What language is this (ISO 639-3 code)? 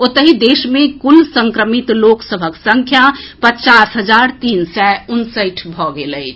mai